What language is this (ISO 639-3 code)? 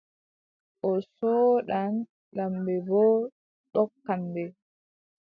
fub